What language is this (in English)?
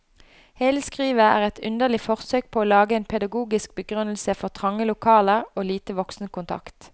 Norwegian